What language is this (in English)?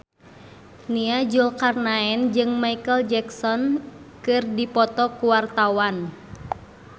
Sundanese